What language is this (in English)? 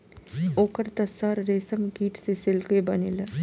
Bhojpuri